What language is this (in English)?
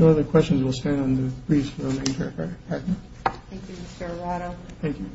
English